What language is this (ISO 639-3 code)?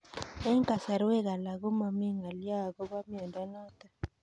kln